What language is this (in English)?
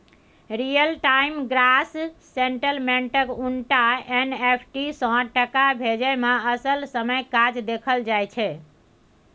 Maithili